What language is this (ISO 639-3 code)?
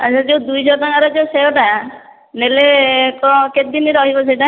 ori